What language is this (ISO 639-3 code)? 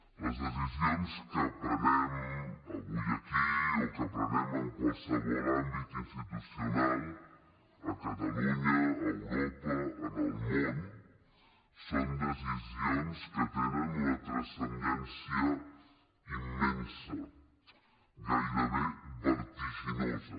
cat